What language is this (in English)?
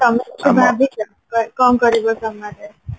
Odia